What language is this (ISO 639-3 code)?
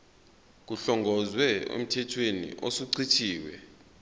zul